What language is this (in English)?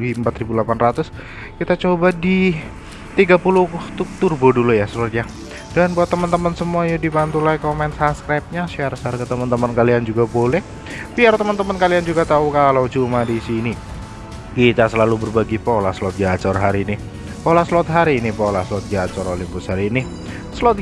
Indonesian